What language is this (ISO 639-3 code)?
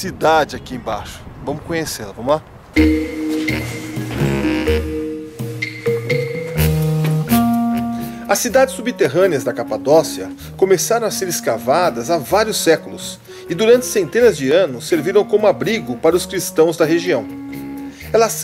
por